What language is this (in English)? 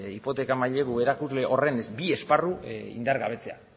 Basque